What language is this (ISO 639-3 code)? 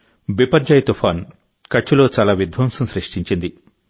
tel